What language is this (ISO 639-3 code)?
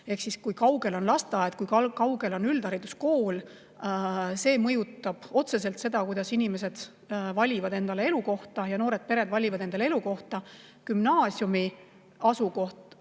est